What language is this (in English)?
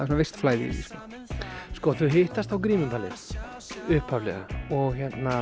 Icelandic